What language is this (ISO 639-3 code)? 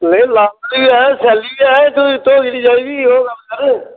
doi